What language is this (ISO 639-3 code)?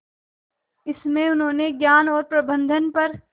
hin